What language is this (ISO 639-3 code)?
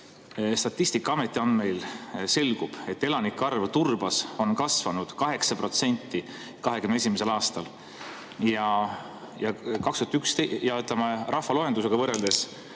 est